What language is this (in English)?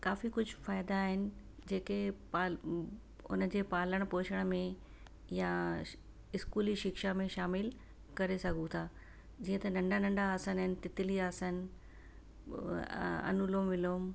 Sindhi